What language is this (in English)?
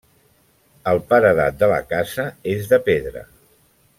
Catalan